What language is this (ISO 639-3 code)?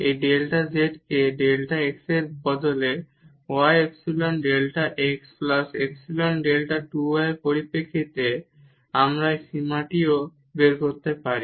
ben